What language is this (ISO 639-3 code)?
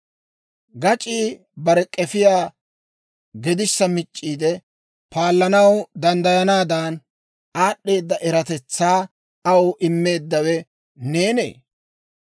dwr